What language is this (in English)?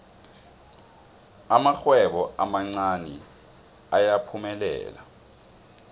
South Ndebele